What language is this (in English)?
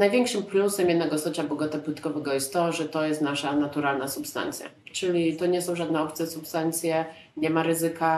Polish